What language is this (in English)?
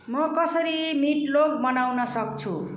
Nepali